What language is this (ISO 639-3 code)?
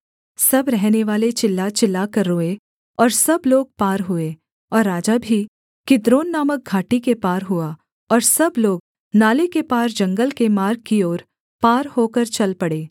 hin